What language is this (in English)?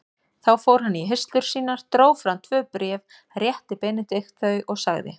Icelandic